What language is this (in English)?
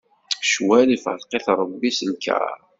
Kabyle